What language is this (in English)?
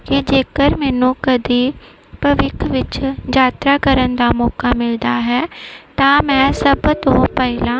Punjabi